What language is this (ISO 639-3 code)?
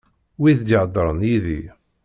kab